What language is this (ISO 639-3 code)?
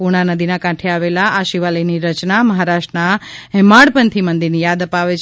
guj